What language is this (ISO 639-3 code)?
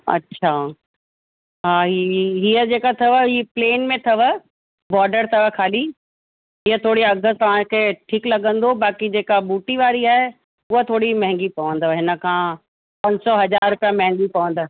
snd